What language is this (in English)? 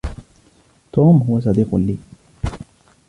Arabic